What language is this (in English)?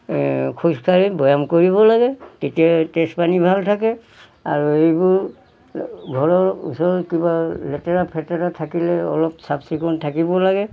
Assamese